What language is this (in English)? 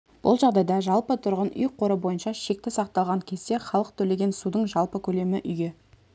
Kazakh